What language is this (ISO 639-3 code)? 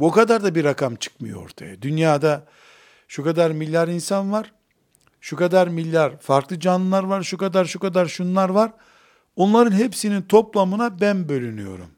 tur